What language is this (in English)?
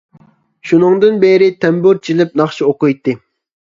Uyghur